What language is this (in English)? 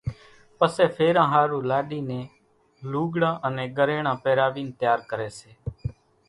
Kachi Koli